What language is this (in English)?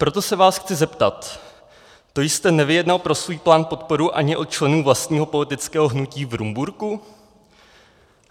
Czech